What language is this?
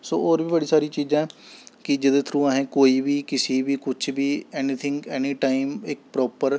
Dogri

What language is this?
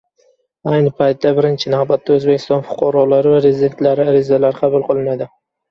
Uzbek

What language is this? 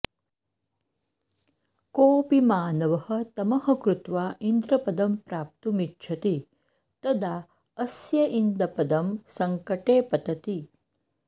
Sanskrit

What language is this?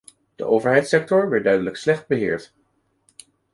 Dutch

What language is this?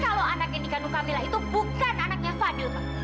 Indonesian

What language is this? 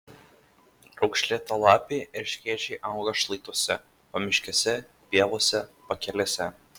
Lithuanian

